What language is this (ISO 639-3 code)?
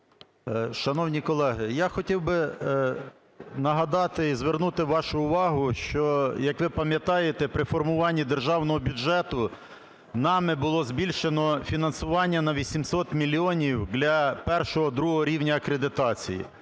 ukr